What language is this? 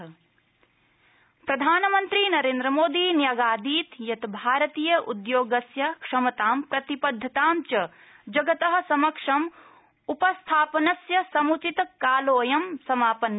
Sanskrit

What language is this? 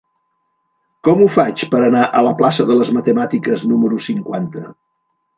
Catalan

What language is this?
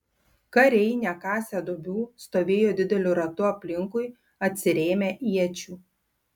Lithuanian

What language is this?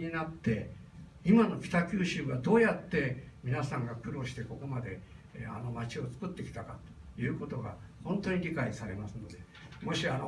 Japanese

